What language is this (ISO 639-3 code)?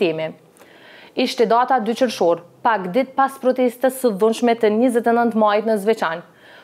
ron